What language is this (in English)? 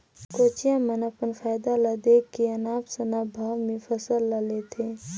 Chhattisgarhi